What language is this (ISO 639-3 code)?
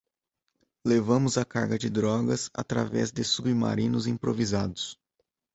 por